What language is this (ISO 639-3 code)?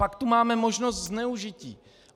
ces